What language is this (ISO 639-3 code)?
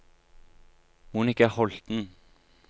nor